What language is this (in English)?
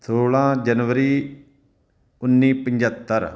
Punjabi